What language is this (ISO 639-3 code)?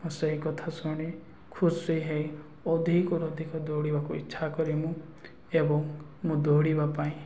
ori